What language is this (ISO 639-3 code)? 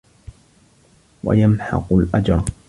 ara